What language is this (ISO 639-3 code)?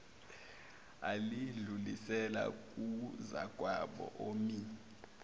zul